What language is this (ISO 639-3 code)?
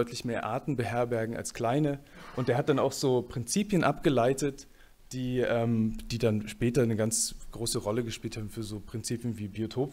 deu